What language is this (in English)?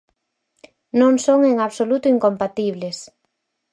Galician